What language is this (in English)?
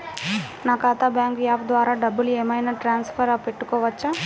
Telugu